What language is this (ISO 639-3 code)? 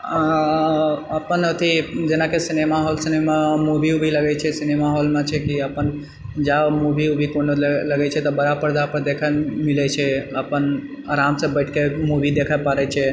mai